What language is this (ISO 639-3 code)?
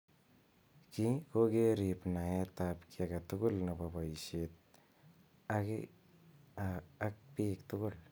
kln